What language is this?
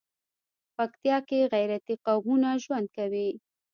Pashto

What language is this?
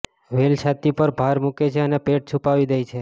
Gujarati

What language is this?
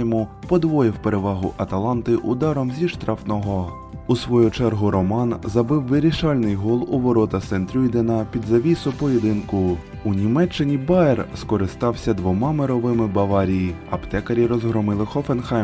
Ukrainian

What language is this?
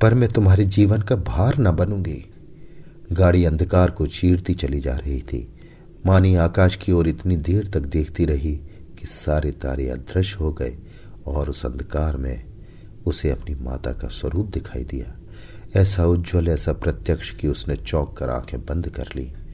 Hindi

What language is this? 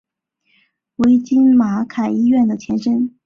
Chinese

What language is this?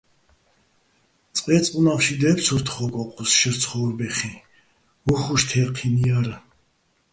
Bats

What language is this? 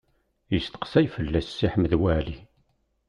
Kabyle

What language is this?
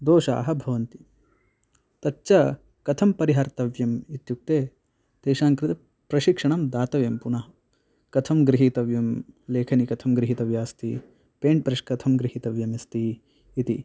Sanskrit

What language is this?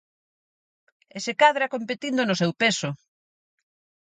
Galician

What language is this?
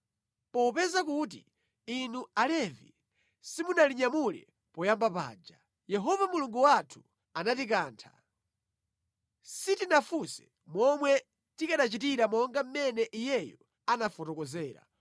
Nyanja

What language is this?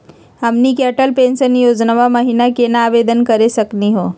Magahi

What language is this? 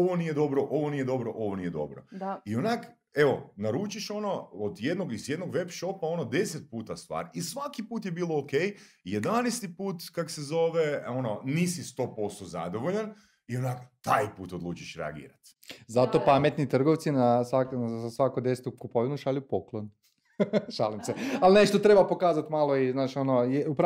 Croatian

